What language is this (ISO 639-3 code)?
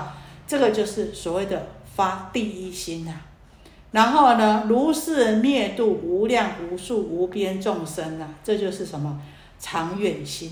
zho